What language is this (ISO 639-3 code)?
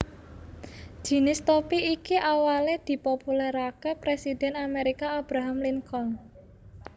jav